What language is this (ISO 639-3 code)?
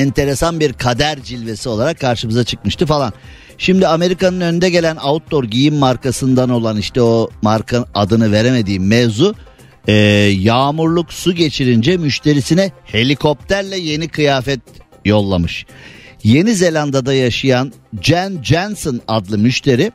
tur